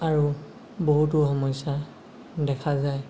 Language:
Assamese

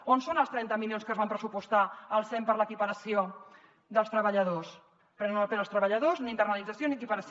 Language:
Catalan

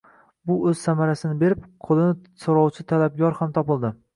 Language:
Uzbek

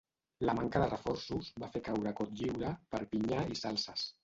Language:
Catalan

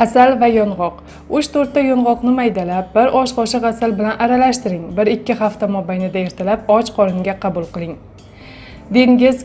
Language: Turkish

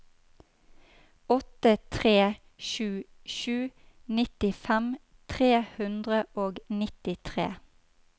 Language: Norwegian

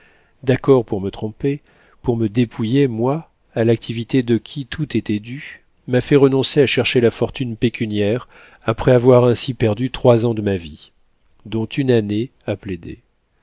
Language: French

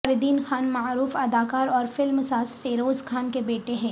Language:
Urdu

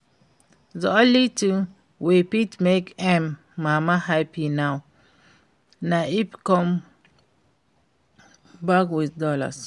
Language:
Nigerian Pidgin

